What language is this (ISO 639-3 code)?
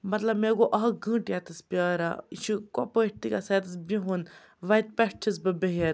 kas